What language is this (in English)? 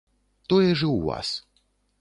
Belarusian